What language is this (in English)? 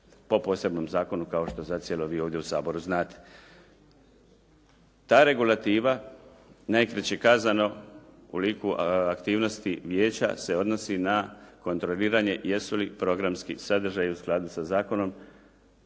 Croatian